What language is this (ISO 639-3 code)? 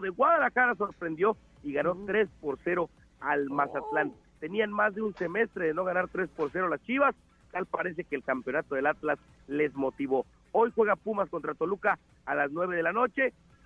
spa